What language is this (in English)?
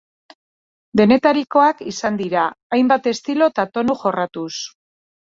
Basque